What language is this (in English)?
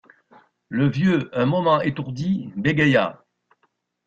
French